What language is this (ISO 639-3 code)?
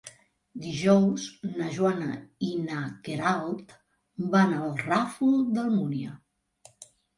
cat